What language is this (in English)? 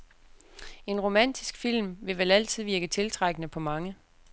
Danish